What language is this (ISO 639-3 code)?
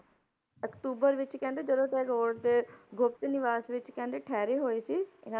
pan